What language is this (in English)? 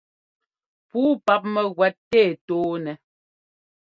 Ngomba